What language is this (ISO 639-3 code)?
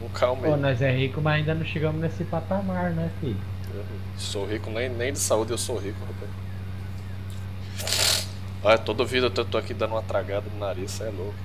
por